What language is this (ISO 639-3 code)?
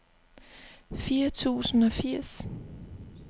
dan